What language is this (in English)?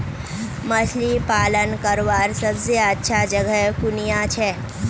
Magahi